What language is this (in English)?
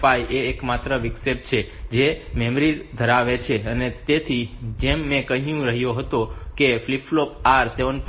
Gujarati